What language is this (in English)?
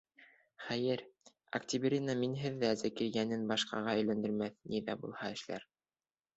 Bashkir